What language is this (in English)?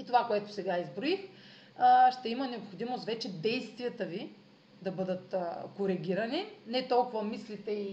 Bulgarian